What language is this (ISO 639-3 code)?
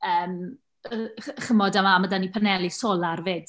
cym